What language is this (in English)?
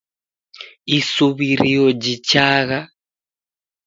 Taita